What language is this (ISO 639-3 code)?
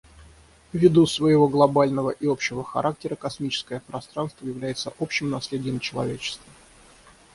rus